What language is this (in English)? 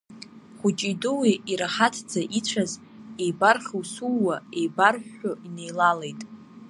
Abkhazian